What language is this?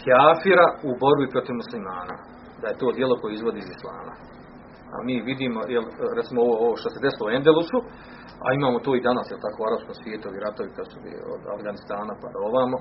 Croatian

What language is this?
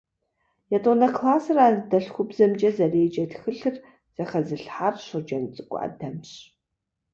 Kabardian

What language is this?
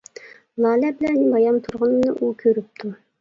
Uyghur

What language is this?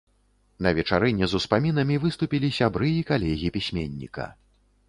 Belarusian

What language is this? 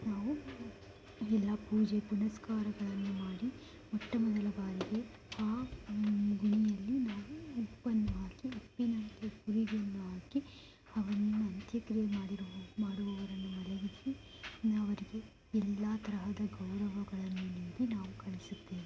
Kannada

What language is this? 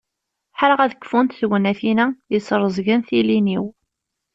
Kabyle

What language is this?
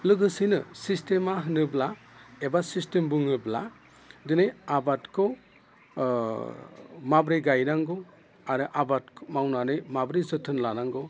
Bodo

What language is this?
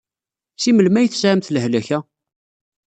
Kabyle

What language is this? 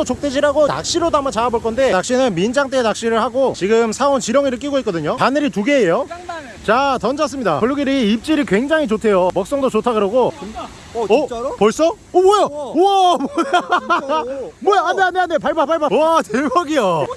Korean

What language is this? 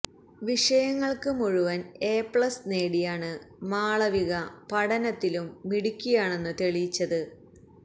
Malayalam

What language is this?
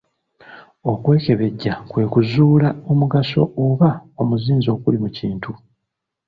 Ganda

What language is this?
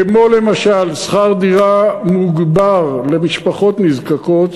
Hebrew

